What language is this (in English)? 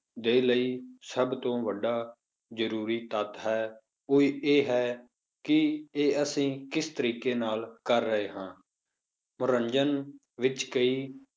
Punjabi